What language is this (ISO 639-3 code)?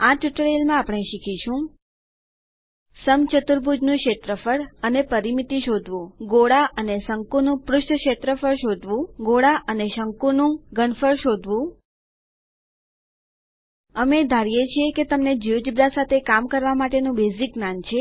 guj